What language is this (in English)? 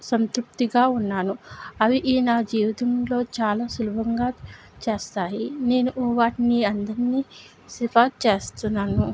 Telugu